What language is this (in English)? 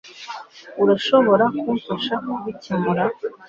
Kinyarwanda